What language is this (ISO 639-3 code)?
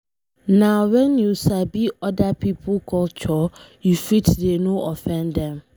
pcm